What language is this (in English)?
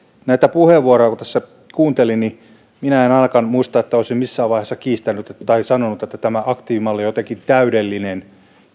Finnish